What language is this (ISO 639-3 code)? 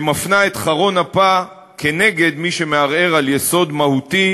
heb